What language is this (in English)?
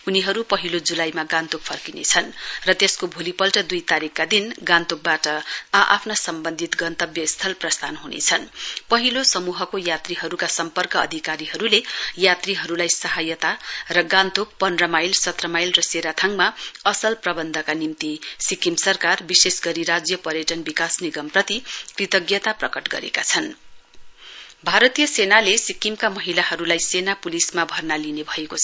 Nepali